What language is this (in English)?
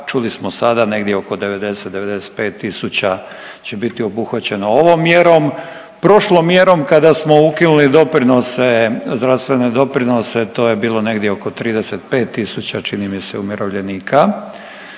Croatian